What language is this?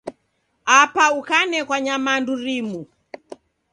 Taita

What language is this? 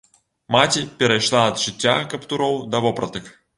Belarusian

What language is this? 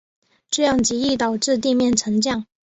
Chinese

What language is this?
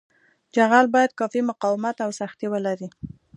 Pashto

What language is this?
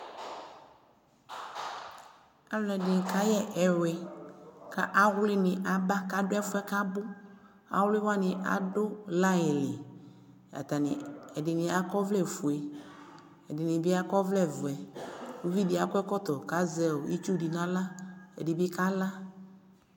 Ikposo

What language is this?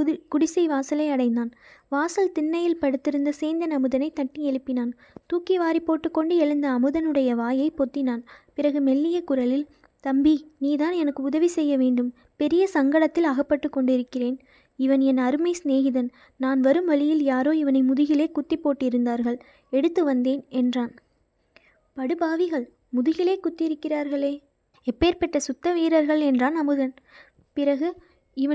Tamil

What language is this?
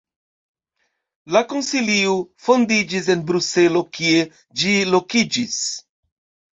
Esperanto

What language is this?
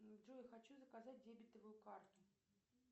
Russian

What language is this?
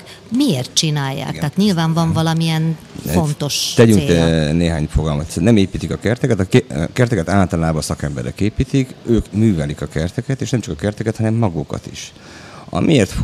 Hungarian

